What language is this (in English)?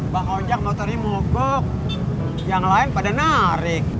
Indonesian